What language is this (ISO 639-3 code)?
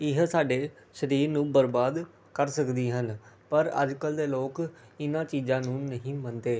pan